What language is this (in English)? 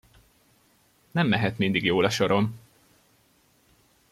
Hungarian